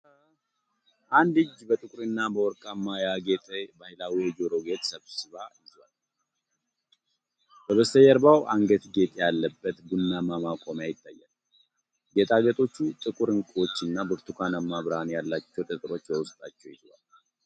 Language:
Amharic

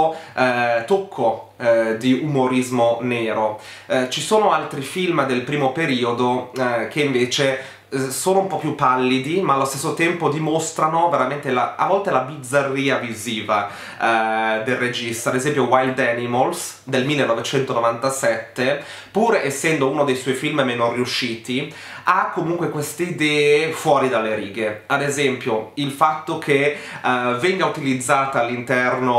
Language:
Italian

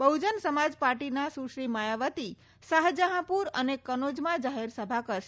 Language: Gujarati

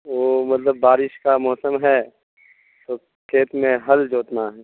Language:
Urdu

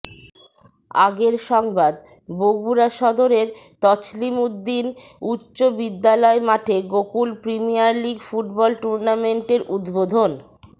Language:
Bangla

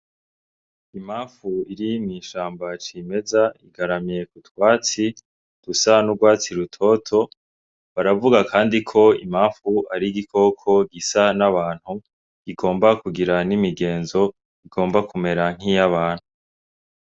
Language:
Rundi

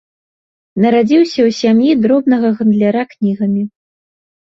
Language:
Belarusian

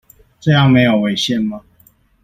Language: Chinese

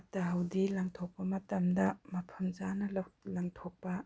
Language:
Manipuri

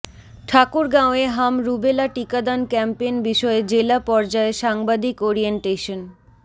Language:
Bangla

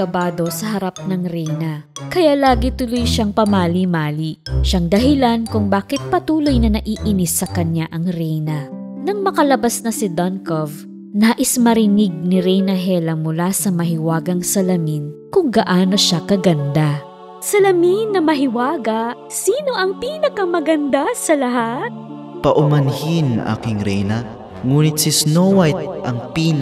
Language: Filipino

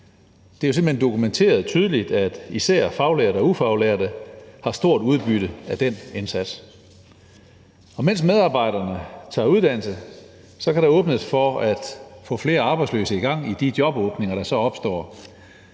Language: Danish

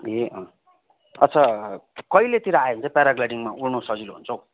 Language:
Nepali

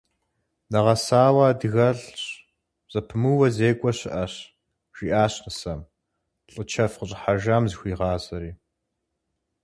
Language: Kabardian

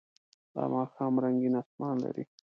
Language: Pashto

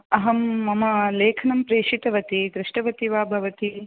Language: Sanskrit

